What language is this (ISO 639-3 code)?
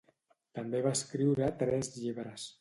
cat